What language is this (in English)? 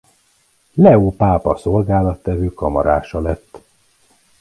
Hungarian